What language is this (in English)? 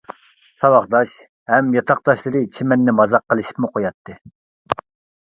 Uyghur